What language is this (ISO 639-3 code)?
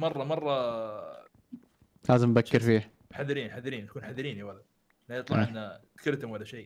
ara